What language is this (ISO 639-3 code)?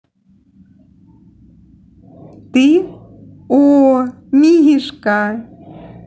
rus